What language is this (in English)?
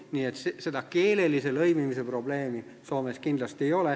Estonian